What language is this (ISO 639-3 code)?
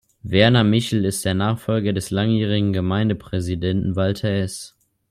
deu